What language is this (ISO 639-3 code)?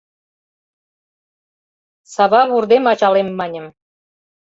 chm